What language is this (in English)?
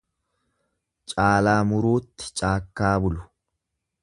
Oromo